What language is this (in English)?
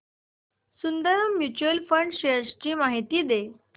Marathi